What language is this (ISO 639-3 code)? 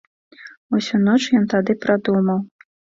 bel